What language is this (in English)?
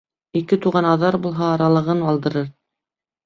Bashkir